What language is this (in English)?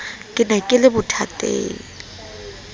Southern Sotho